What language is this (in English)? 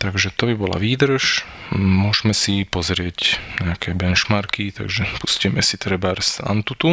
Slovak